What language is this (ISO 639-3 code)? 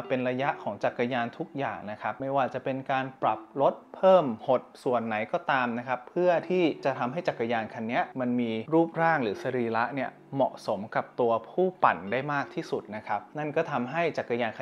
tha